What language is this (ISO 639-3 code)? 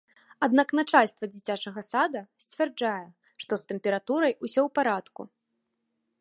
bel